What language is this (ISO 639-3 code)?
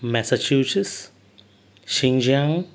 kok